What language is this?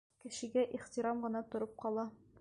Bashkir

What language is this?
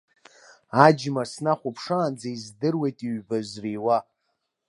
Abkhazian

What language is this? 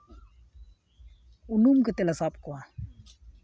Santali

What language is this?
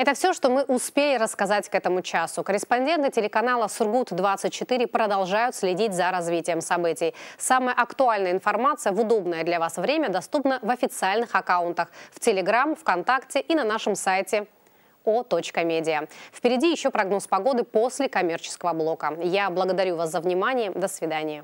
Russian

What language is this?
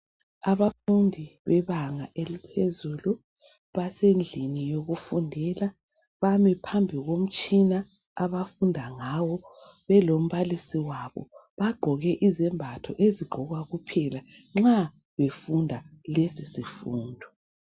North Ndebele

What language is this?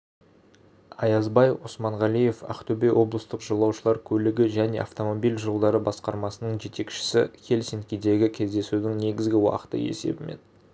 Kazakh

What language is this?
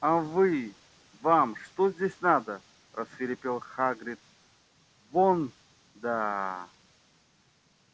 Russian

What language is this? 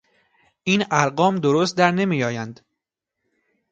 Persian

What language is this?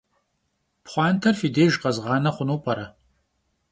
Kabardian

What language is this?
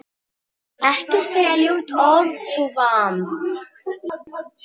Icelandic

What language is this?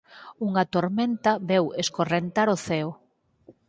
Galician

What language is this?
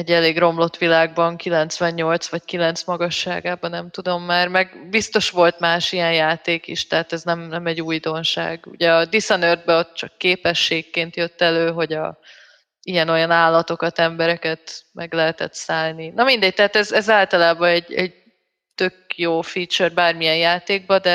Hungarian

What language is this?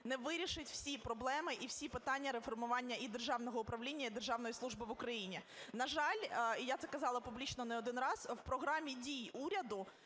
Ukrainian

